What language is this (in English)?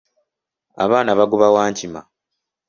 Ganda